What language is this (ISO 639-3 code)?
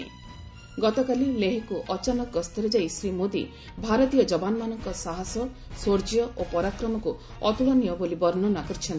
ori